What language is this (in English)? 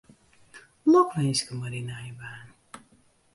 Western Frisian